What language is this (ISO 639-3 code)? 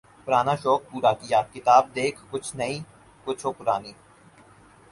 urd